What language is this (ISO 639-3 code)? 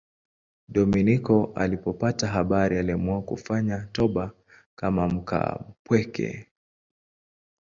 swa